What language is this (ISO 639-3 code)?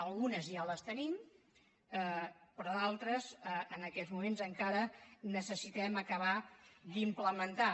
cat